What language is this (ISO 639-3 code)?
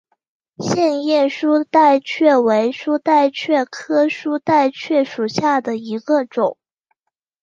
zho